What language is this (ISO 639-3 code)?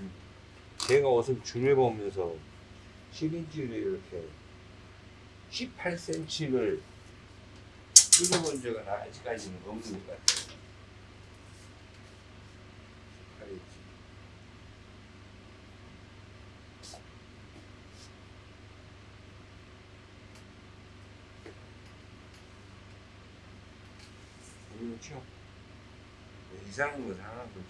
kor